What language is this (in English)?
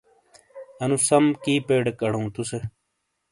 Shina